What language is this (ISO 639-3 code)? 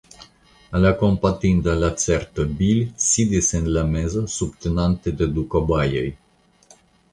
epo